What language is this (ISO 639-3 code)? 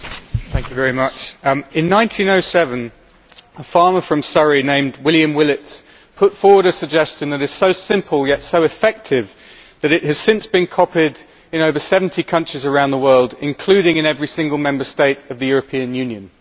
eng